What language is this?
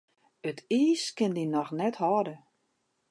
Western Frisian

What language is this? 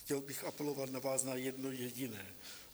Czech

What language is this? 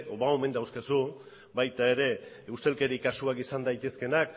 Basque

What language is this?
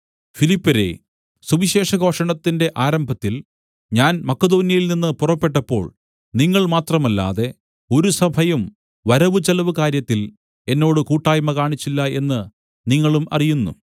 Malayalam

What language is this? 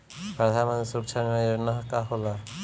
Bhojpuri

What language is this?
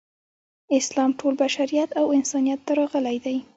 Pashto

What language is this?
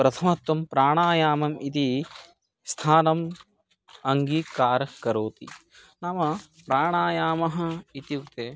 Sanskrit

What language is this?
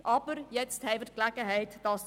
Swiss German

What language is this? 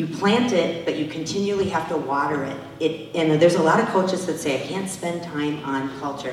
English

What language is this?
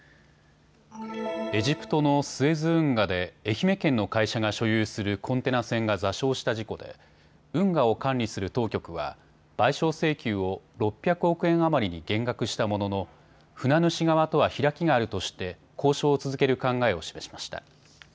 Japanese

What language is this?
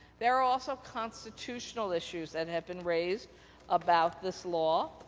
English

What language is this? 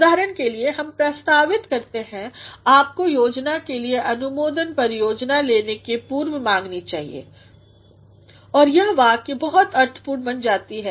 Hindi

